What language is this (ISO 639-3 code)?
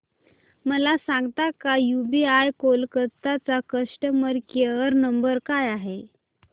mar